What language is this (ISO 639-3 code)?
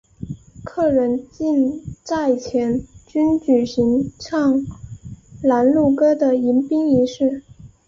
zho